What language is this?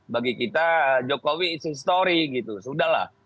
Indonesian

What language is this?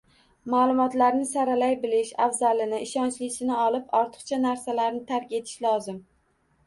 Uzbek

